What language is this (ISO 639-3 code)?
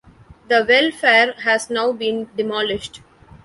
eng